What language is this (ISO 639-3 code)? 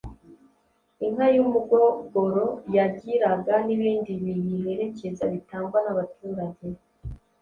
kin